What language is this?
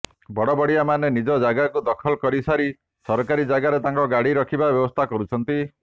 Odia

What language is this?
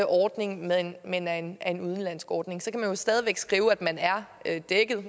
Danish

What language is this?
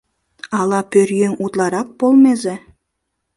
Mari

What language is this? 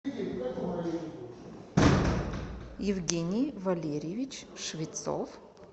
Russian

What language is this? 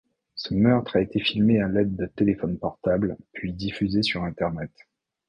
French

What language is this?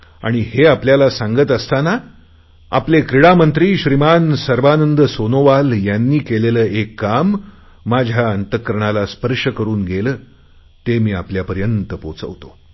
Marathi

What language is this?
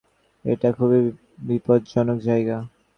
Bangla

